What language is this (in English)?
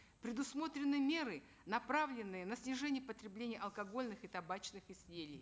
Kazakh